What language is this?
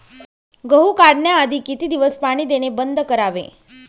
Marathi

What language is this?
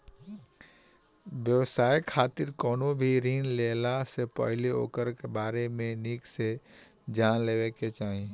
Bhojpuri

